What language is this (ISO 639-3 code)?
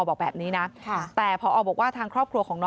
tha